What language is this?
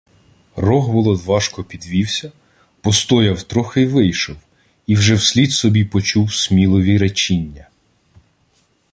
Ukrainian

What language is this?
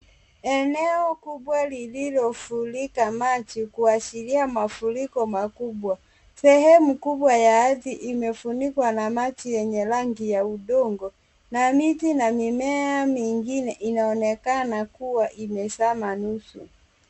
Swahili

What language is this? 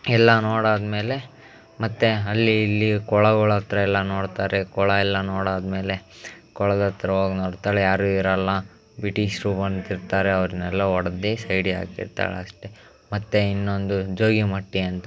Kannada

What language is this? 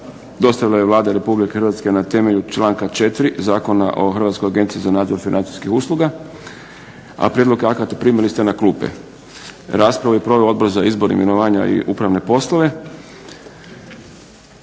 Croatian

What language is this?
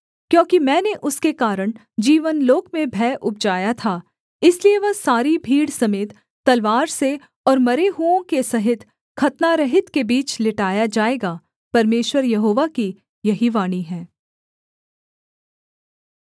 Hindi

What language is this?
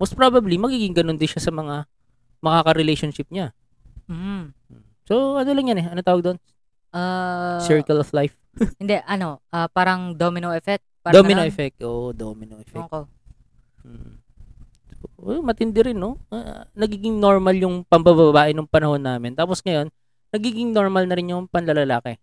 Filipino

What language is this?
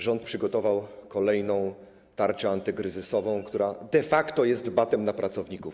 Polish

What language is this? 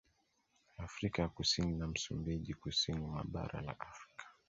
Swahili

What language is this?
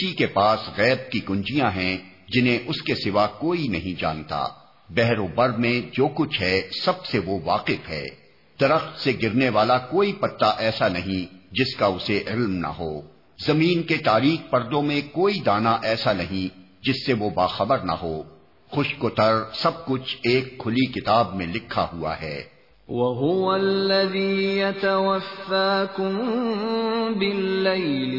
Urdu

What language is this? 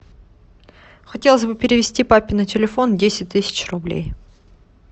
Russian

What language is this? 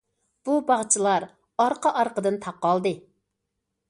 Uyghur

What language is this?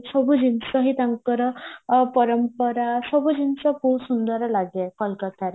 Odia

